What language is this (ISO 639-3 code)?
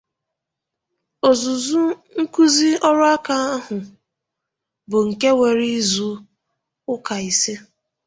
ibo